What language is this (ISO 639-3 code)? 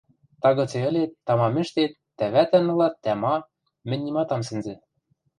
mrj